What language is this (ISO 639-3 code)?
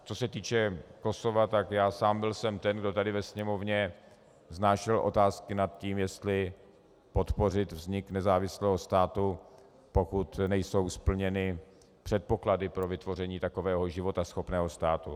ces